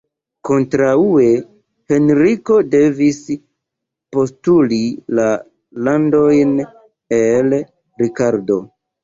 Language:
Esperanto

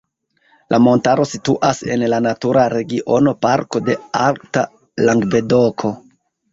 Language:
Esperanto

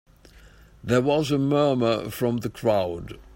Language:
English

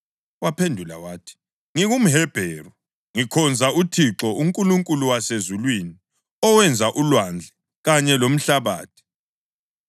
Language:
North Ndebele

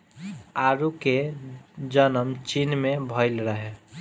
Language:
Bhojpuri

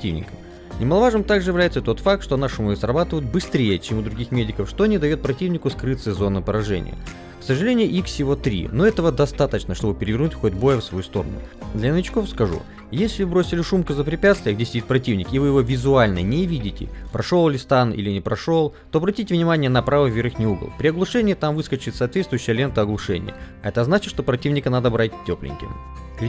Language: Russian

